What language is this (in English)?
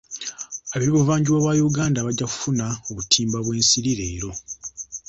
Ganda